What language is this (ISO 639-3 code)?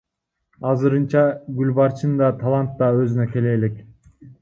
kir